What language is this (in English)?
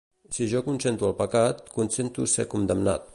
Catalan